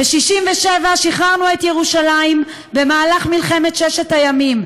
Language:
Hebrew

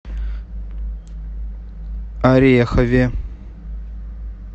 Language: Russian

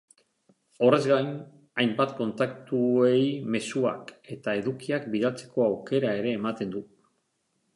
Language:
Basque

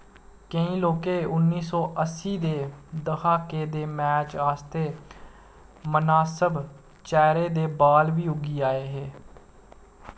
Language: Dogri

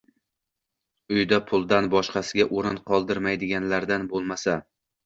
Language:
Uzbek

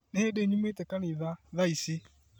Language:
Kikuyu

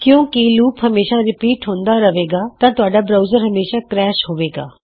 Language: Punjabi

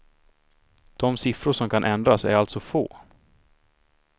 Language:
Swedish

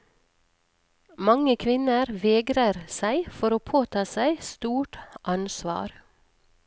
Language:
Norwegian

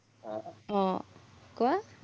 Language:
Assamese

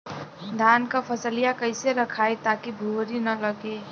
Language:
Bhojpuri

